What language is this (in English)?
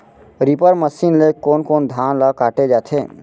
Chhattisgarhi